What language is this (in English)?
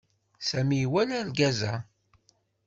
Kabyle